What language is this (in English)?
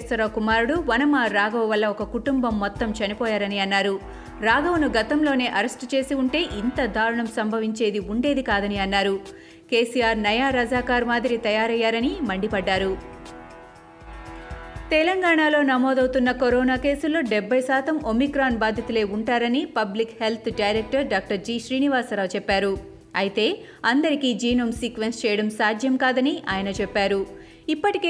Telugu